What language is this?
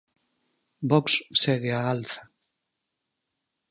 Galician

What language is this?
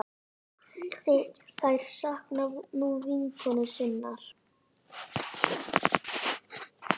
Icelandic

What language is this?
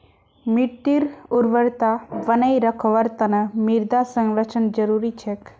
Magahi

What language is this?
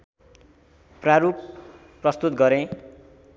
Nepali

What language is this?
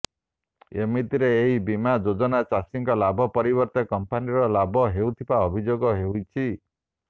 Odia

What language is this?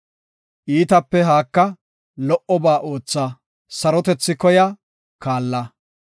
Gofa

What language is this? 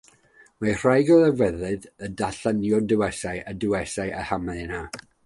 Welsh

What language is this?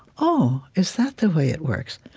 English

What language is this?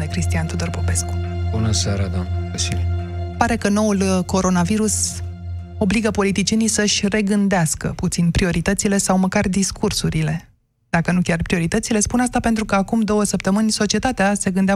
Romanian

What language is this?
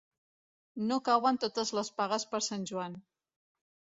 Catalan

